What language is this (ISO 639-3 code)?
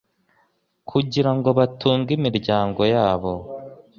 kin